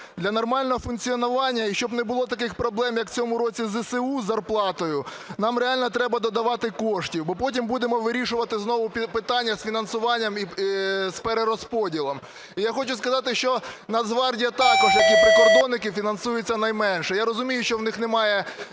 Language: Ukrainian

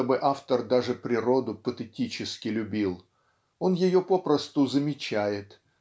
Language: Russian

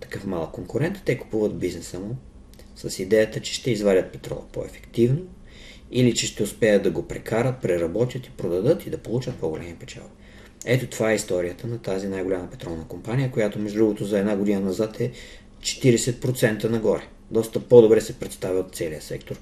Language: Bulgarian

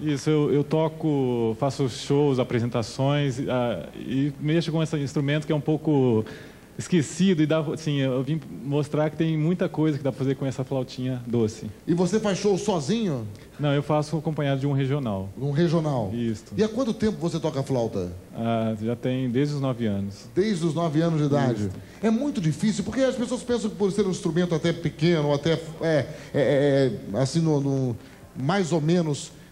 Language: Portuguese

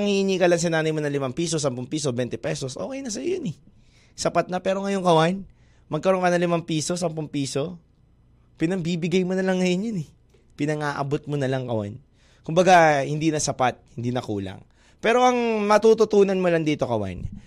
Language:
Filipino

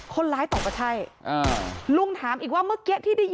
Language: Thai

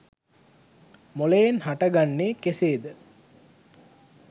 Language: Sinhala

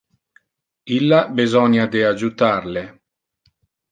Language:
Interlingua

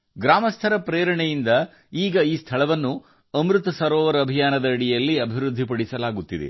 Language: Kannada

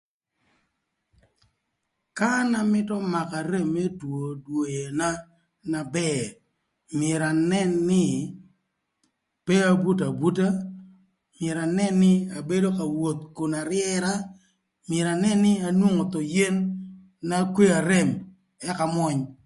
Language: Thur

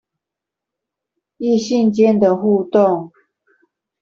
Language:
Chinese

